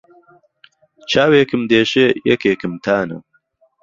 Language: Central Kurdish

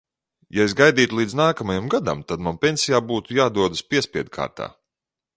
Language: Latvian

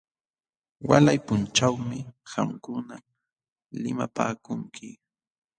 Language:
Jauja Wanca Quechua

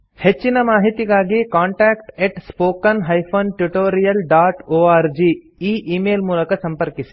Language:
Kannada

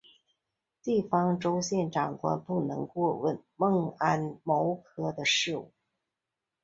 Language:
Chinese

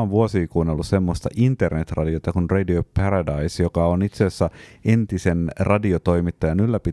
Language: Finnish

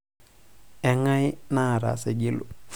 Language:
Masai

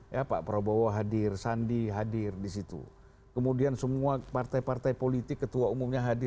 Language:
Indonesian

